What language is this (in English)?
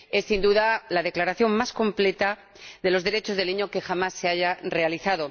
Spanish